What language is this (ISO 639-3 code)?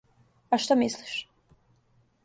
srp